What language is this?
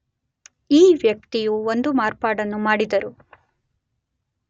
Kannada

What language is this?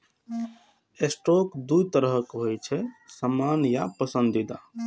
Maithili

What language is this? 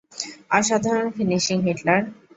Bangla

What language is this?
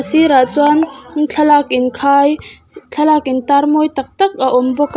Mizo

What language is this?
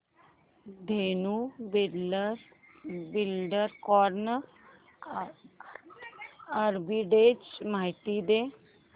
Marathi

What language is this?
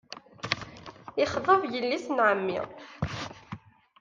Kabyle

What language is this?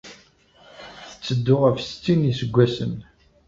Kabyle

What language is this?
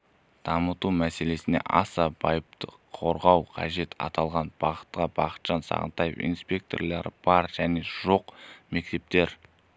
Kazakh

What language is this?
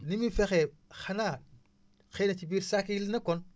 Wolof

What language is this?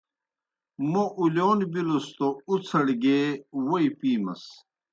Kohistani Shina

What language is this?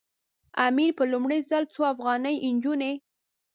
Pashto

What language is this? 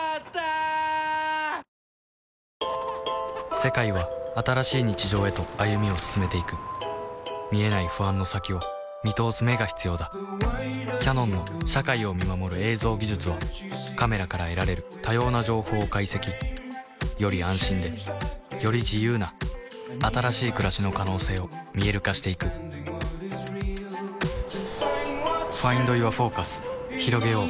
Japanese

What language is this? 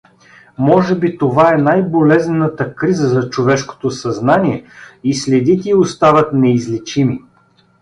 Bulgarian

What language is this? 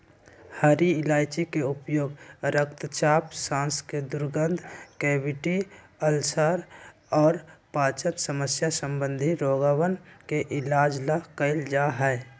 Magahi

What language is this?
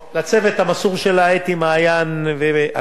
Hebrew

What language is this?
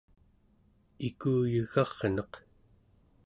Central Yupik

